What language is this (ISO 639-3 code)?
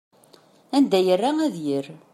kab